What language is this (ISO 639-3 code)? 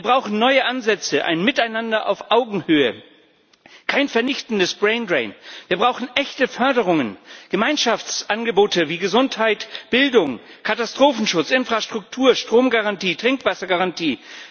deu